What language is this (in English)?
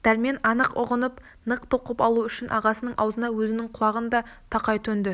Kazakh